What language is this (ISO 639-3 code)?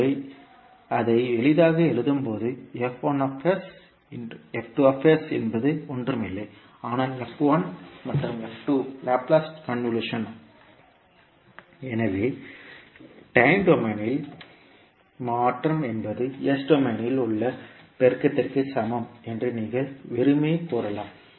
tam